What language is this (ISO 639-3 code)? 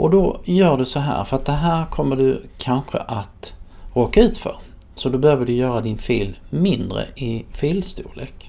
swe